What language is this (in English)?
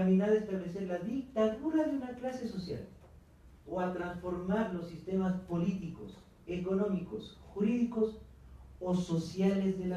Spanish